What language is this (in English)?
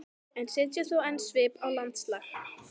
Icelandic